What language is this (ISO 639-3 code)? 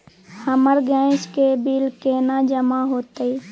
mai